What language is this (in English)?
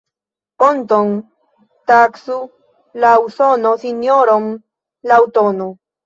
Esperanto